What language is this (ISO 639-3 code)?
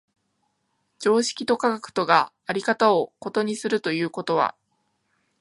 jpn